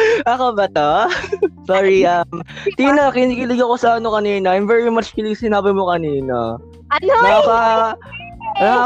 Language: Filipino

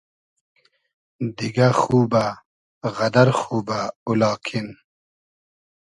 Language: Hazaragi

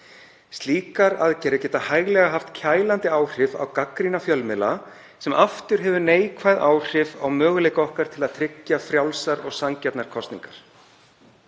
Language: Icelandic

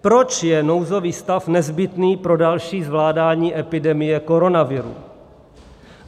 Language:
Czech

